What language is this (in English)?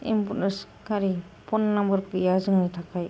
Bodo